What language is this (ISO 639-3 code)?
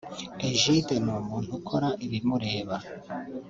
kin